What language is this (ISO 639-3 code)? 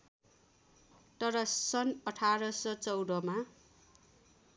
nep